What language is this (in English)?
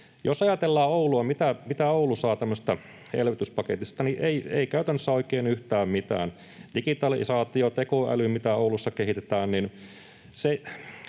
Finnish